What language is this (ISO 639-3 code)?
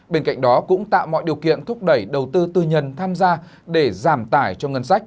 vie